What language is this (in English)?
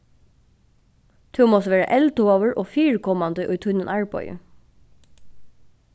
Faroese